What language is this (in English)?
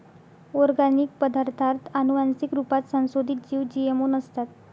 Marathi